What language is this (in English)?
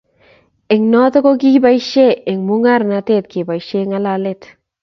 Kalenjin